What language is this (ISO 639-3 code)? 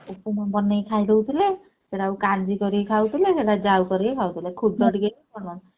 ori